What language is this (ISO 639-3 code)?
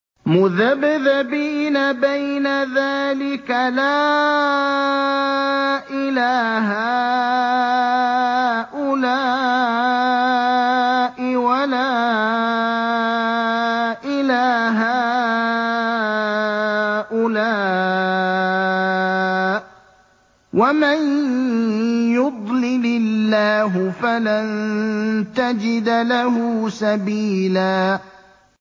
ara